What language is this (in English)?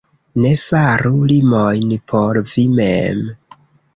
Esperanto